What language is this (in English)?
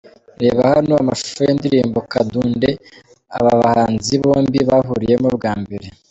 Kinyarwanda